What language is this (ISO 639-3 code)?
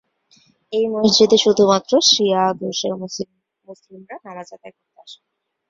ben